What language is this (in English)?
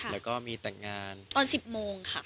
Thai